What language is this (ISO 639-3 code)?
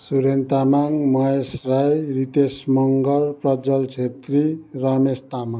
nep